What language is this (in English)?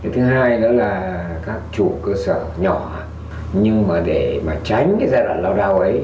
Vietnamese